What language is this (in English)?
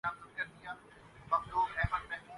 Urdu